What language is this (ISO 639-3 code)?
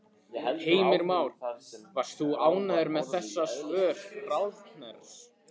isl